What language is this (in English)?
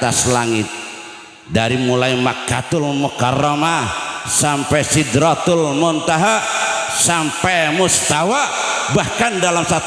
Indonesian